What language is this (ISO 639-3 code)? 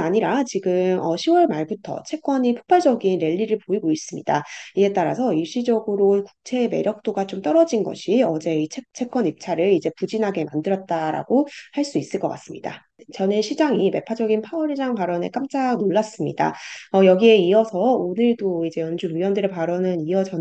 kor